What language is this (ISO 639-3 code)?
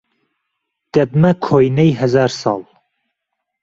ckb